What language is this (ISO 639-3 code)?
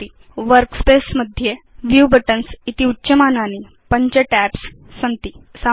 san